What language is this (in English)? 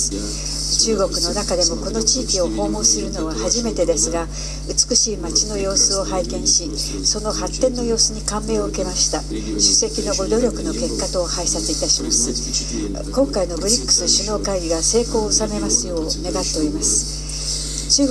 Japanese